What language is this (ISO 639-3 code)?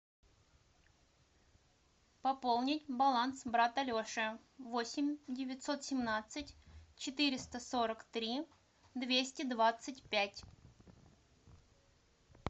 rus